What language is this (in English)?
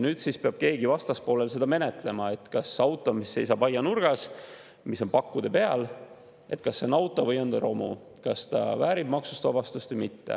Estonian